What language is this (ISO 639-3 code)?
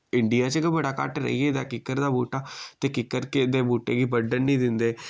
doi